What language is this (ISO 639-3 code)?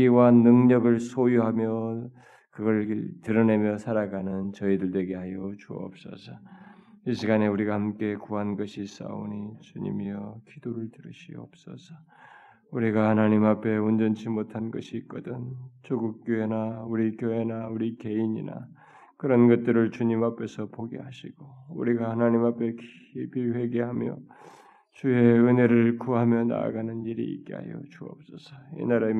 kor